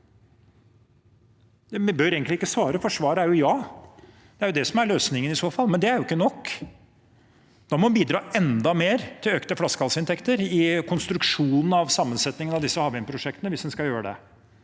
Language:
Norwegian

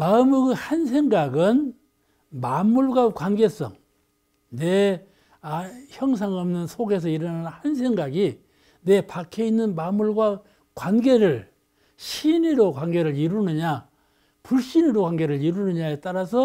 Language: Korean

